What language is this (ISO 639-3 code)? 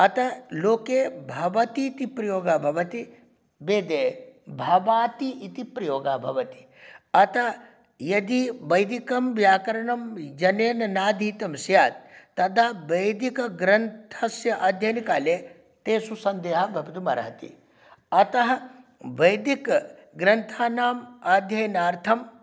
san